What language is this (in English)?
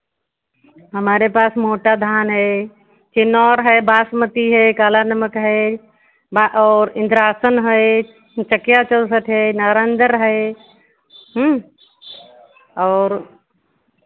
Hindi